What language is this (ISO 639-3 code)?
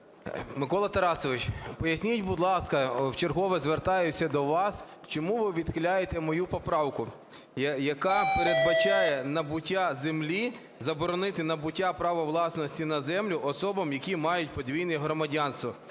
ukr